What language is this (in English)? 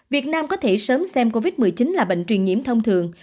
Vietnamese